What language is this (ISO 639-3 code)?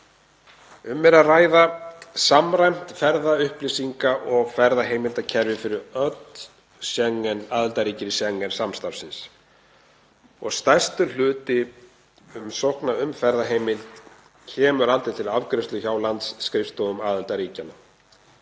isl